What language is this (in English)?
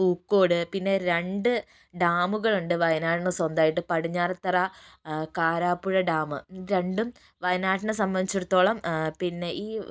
Malayalam